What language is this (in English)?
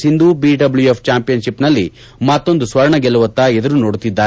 Kannada